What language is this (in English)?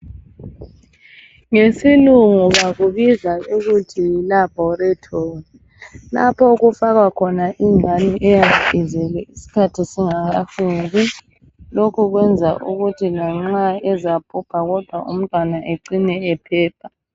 North Ndebele